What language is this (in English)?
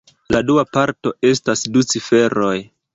Esperanto